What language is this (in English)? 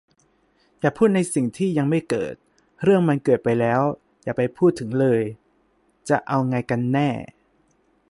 Thai